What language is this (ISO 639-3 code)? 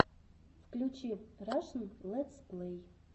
rus